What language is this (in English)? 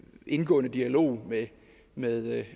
Danish